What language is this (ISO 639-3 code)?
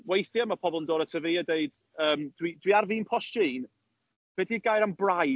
cym